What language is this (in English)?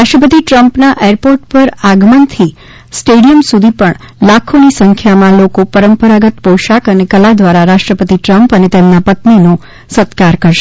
Gujarati